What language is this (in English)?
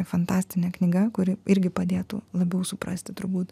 Lithuanian